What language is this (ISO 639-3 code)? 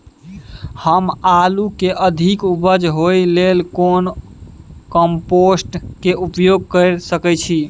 mai